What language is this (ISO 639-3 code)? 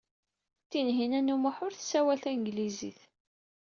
kab